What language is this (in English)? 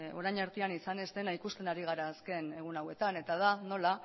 Basque